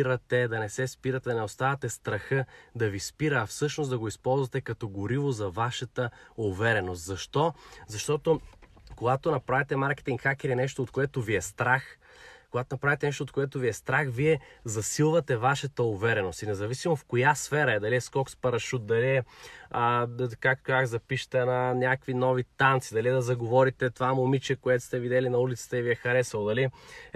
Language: Bulgarian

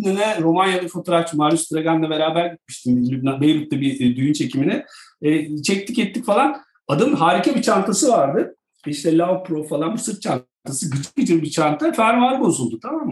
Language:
Turkish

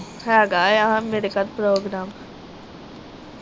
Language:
Punjabi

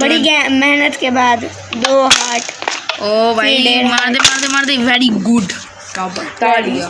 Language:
Hindi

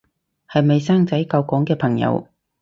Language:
Cantonese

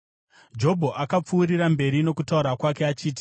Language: Shona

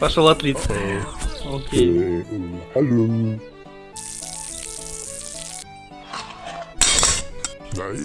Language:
Russian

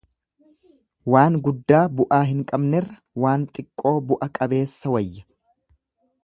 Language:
Oromo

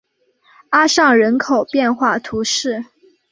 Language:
Chinese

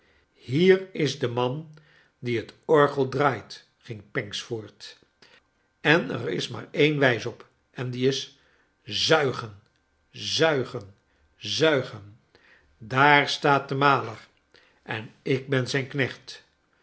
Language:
Dutch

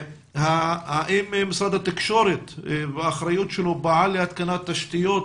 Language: Hebrew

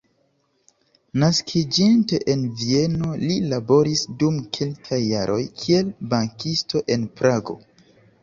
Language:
Esperanto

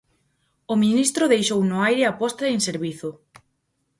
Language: Galician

